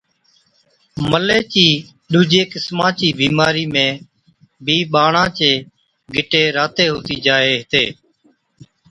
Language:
Od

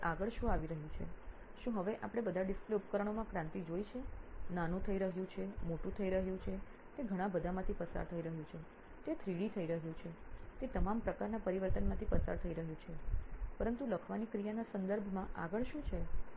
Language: Gujarati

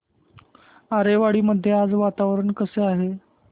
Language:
Marathi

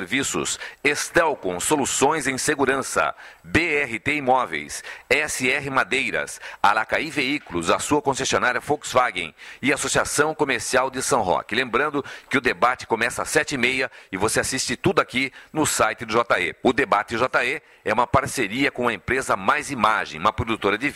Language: Portuguese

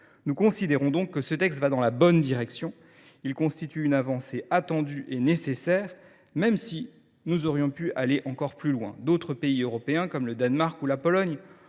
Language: French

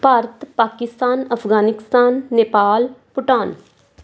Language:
Punjabi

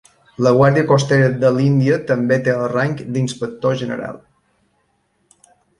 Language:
Catalan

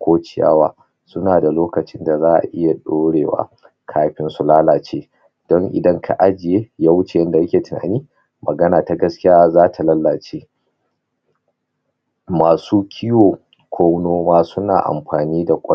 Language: Hausa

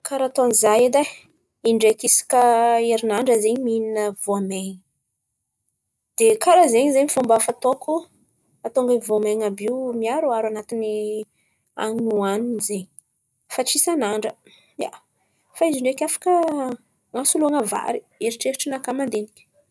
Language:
Antankarana Malagasy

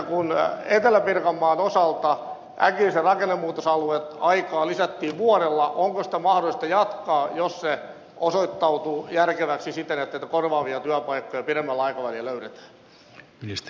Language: Finnish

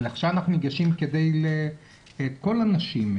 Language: Hebrew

